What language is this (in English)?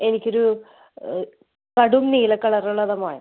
Malayalam